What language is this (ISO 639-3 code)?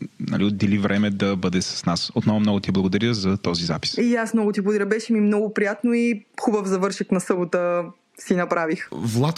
bul